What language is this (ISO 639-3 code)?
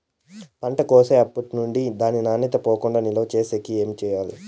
tel